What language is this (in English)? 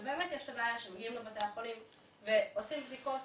Hebrew